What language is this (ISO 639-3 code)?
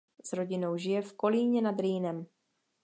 ces